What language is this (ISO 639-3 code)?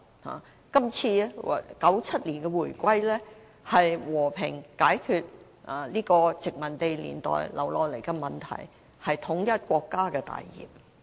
yue